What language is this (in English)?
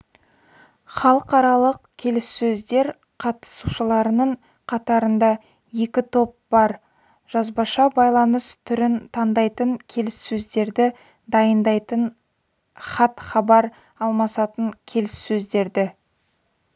Kazakh